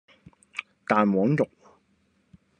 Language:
Cantonese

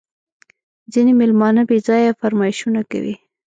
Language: Pashto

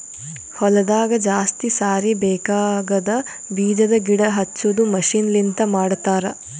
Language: Kannada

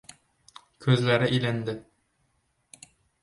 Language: Uzbek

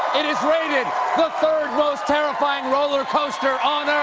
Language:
English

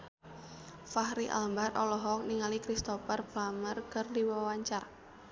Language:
Sundanese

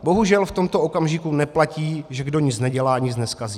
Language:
Czech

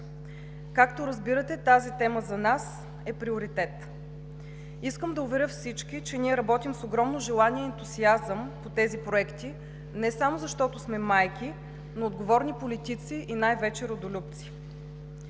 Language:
Bulgarian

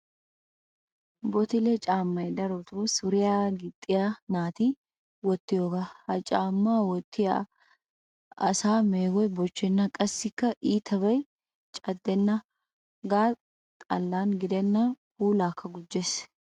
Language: Wolaytta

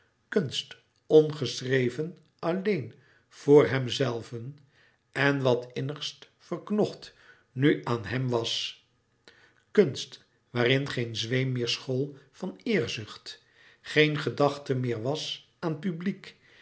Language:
Dutch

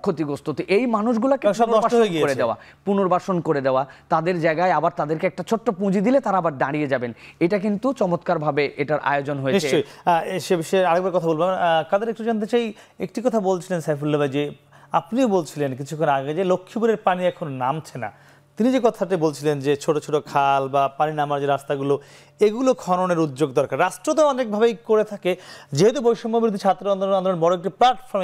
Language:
Bangla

